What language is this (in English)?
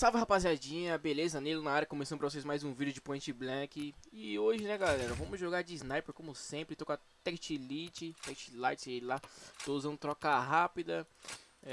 Portuguese